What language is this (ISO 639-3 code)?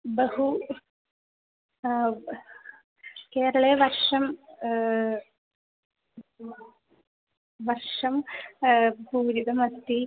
san